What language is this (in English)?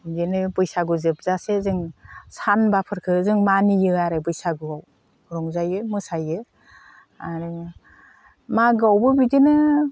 Bodo